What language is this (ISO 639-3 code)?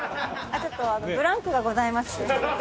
jpn